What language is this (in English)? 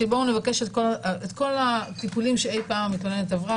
Hebrew